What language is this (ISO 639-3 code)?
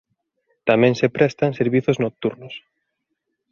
glg